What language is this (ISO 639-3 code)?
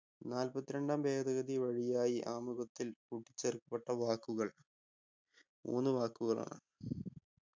mal